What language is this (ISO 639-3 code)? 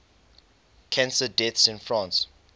eng